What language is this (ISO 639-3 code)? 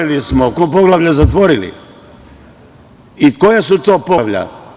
srp